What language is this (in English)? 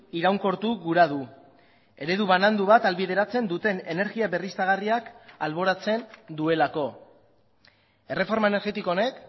Basque